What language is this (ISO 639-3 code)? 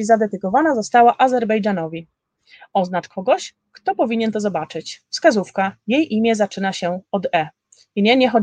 pol